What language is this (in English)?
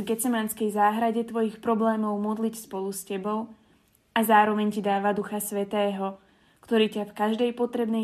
Slovak